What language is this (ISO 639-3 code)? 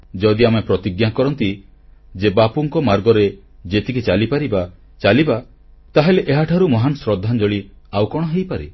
ori